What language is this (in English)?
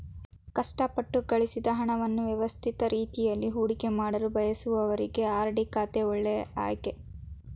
Kannada